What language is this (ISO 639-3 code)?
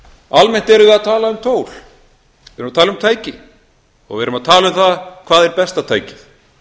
isl